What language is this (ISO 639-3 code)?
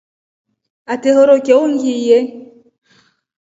rof